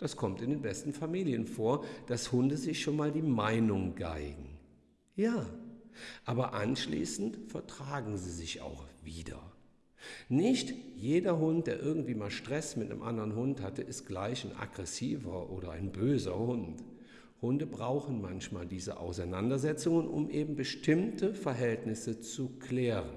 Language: German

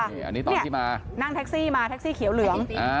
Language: Thai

